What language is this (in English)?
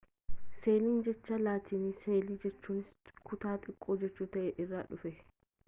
Oromo